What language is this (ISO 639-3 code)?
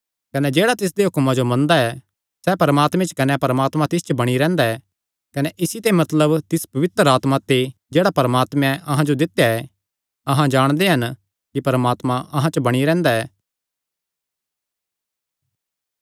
xnr